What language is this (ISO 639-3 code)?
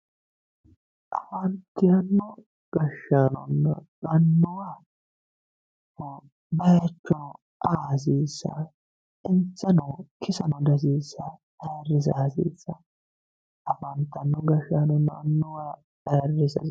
sid